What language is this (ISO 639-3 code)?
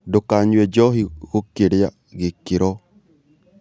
kik